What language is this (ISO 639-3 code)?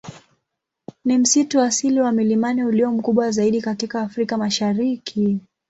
swa